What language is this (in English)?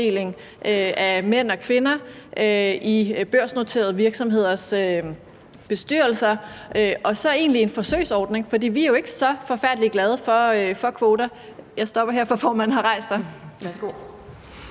Danish